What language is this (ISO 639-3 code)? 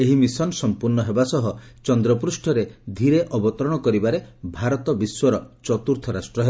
ori